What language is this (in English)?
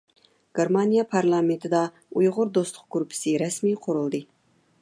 Uyghur